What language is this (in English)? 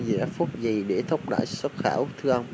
Vietnamese